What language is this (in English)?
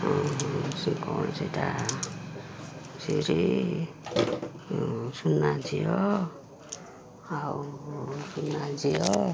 Odia